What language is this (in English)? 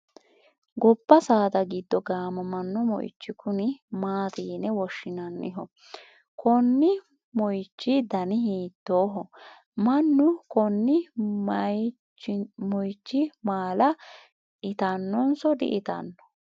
Sidamo